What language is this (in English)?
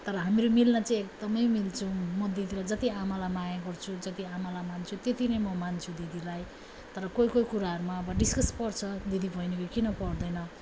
Nepali